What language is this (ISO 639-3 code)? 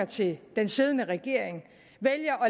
dan